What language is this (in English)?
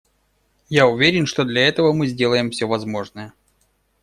Russian